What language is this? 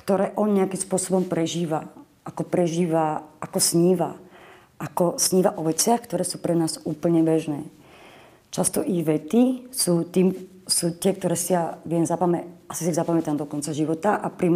Slovak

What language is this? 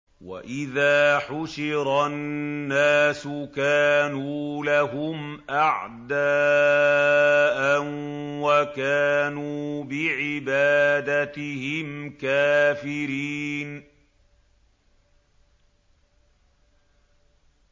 Arabic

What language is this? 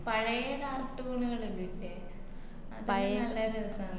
Malayalam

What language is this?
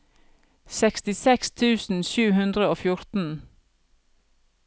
Norwegian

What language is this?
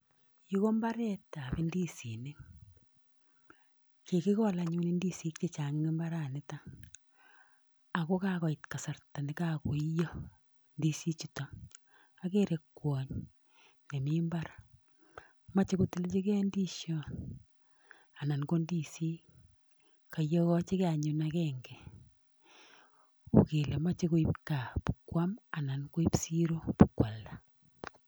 Kalenjin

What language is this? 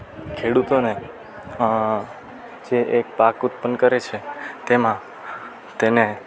Gujarati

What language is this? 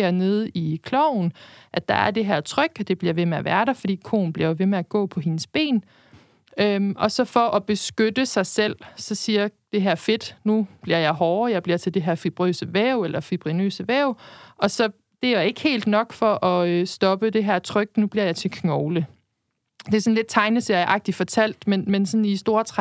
Danish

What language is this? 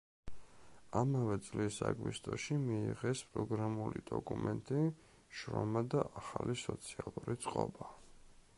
Georgian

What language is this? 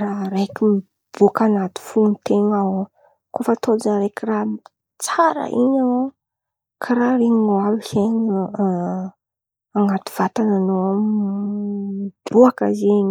Antankarana Malagasy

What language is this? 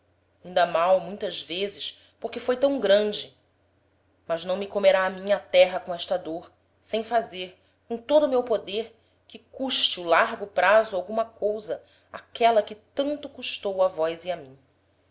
Portuguese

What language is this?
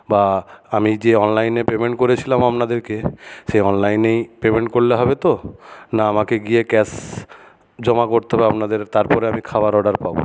Bangla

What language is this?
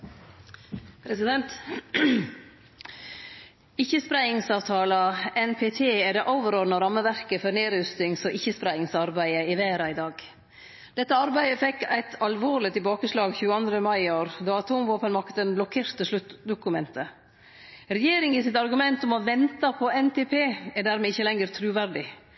Norwegian Nynorsk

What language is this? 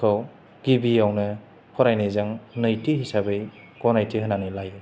Bodo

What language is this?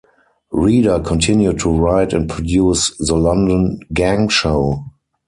English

